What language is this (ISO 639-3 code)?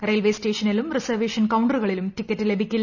mal